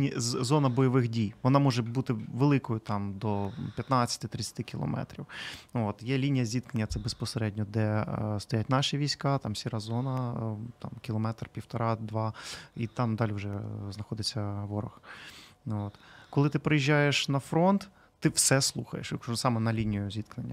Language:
Ukrainian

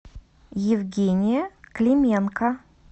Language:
Russian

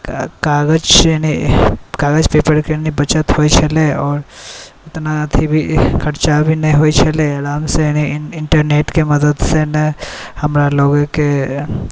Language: Maithili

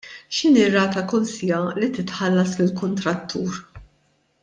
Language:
Maltese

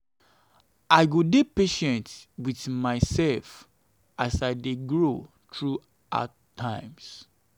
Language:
Nigerian Pidgin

